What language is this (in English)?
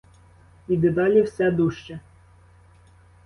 Ukrainian